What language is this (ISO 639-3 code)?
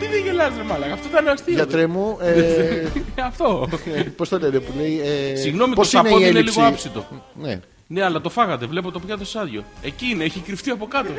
ell